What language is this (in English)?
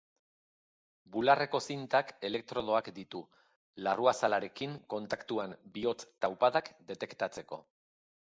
Basque